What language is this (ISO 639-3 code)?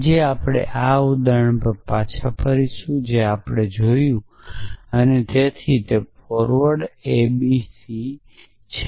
guj